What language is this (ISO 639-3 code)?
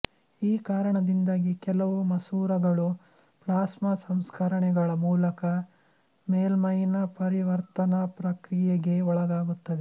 kan